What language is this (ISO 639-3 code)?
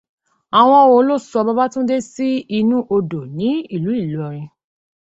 yor